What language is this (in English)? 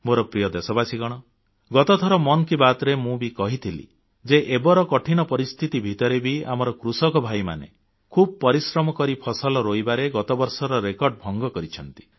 Odia